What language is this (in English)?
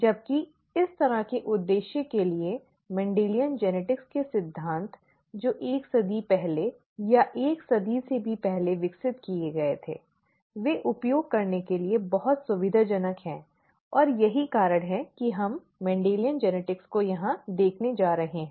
Hindi